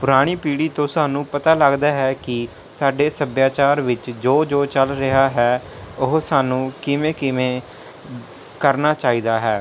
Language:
Punjabi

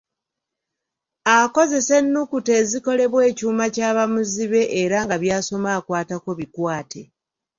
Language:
Ganda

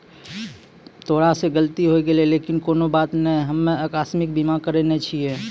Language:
Maithili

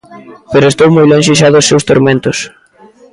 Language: Galician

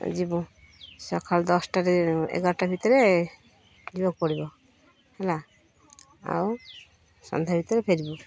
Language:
Odia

